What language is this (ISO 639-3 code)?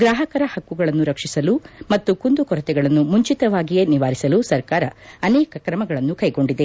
kan